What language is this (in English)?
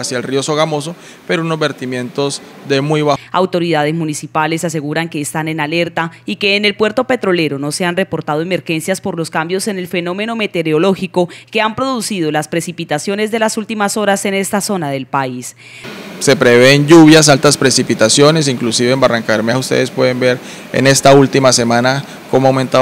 Spanish